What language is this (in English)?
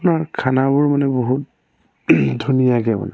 Assamese